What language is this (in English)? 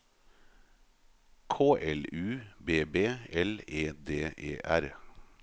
Norwegian